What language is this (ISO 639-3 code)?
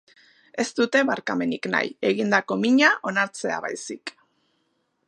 eus